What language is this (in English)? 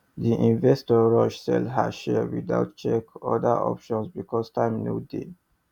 Nigerian Pidgin